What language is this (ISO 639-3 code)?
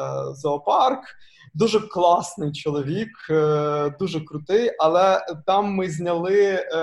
ukr